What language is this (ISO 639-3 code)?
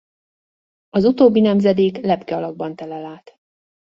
hun